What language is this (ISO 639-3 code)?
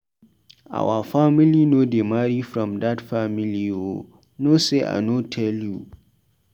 pcm